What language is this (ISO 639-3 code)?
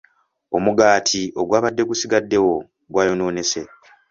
lug